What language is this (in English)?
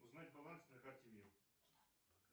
Russian